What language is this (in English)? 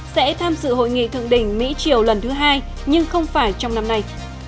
Vietnamese